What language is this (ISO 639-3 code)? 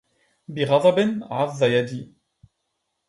ara